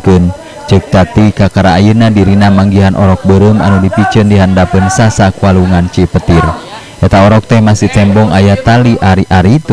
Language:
Indonesian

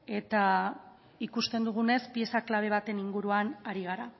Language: Basque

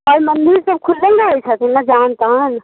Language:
Maithili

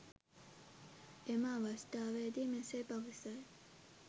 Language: Sinhala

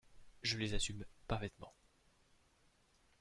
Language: French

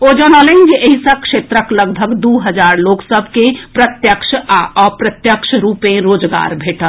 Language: Maithili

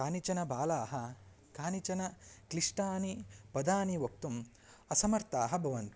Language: Sanskrit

